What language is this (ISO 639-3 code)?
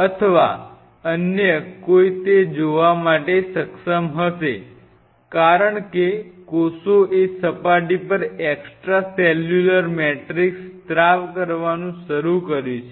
guj